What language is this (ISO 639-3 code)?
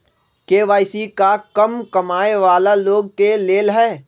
mag